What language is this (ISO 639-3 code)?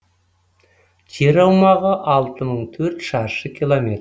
kaz